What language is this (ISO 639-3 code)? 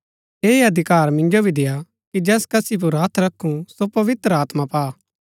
gbk